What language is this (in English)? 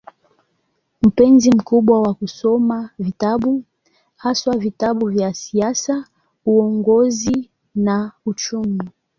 Swahili